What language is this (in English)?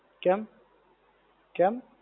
Gujarati